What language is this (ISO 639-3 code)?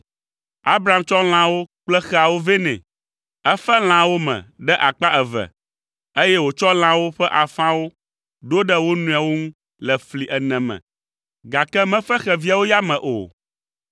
ewe